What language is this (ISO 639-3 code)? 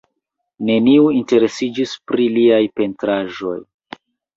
epo